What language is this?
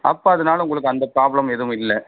Tamil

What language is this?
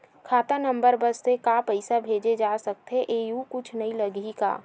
Chhattisgarhi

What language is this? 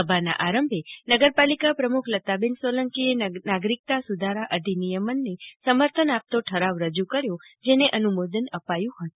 Gujarati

